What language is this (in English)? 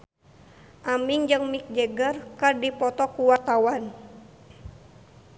Sundanese